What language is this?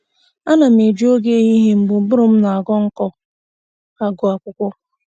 Igbo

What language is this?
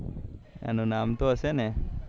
Gujarati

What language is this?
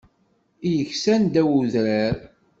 Kabyle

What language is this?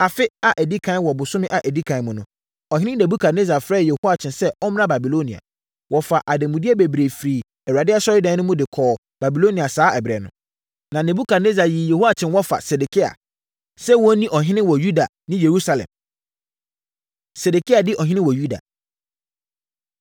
Akan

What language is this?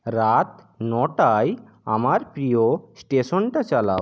Bangla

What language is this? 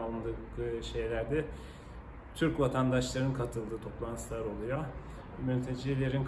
Turkish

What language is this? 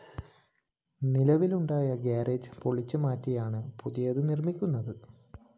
Malayalam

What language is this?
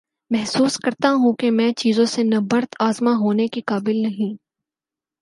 Urdu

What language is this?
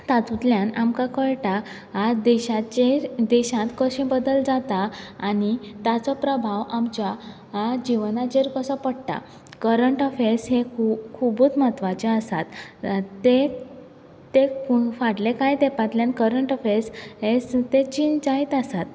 Konkani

